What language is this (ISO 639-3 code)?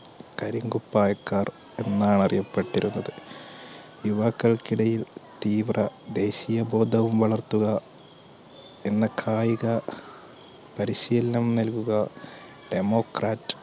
mal